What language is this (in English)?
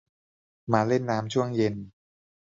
Thai